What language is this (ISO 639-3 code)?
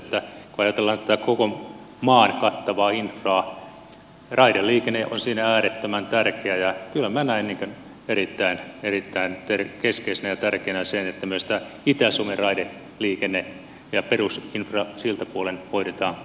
fin